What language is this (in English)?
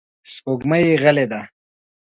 Pashto